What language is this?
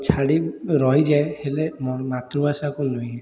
Odia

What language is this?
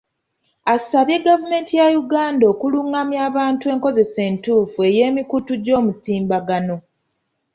Ganda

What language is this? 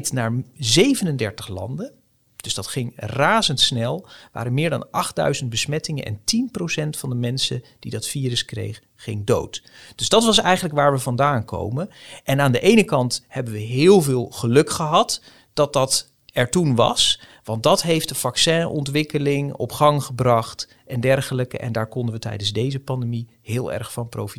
Dutch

